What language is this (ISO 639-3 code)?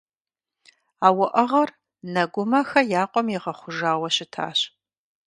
kbd